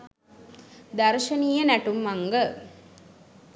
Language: Sinhala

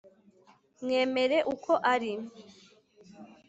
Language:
Kinyarwanda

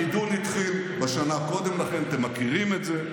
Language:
Hebrew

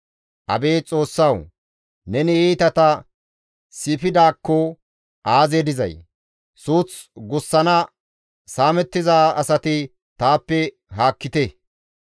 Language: Gamo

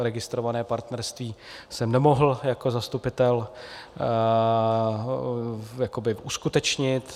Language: Czech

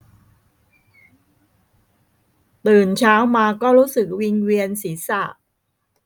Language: Thai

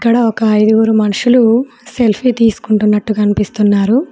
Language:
Telugu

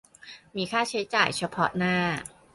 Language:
Thai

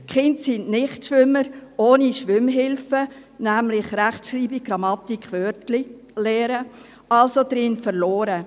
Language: Swiss German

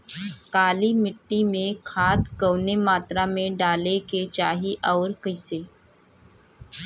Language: Bhojpuri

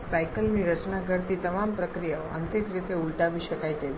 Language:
Gujarati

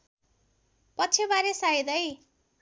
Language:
Nepali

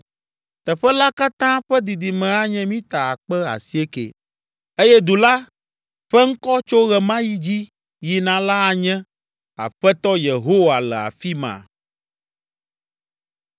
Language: Ewe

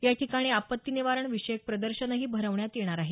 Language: Marathi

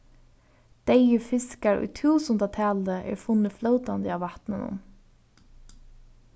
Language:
Faroese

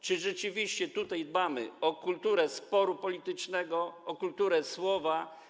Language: Polish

